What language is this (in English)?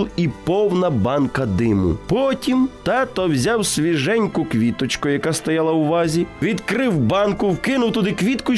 Ukrainian